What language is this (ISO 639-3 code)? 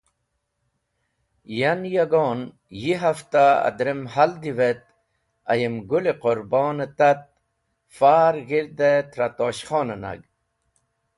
wbl